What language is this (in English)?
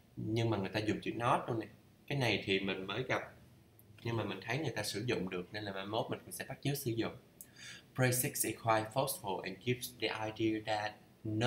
Vietnamese